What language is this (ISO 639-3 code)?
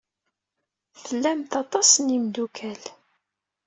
kab